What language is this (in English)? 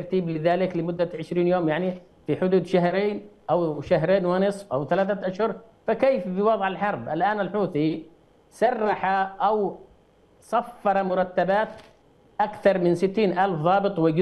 Arabic